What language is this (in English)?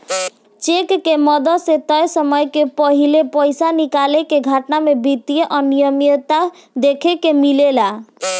Bhojpuri